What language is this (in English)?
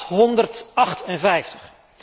Dutch